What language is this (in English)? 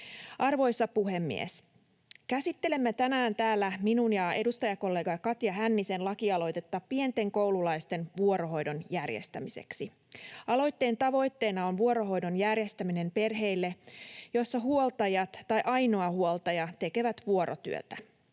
Finnish